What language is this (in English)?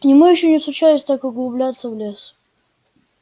Russian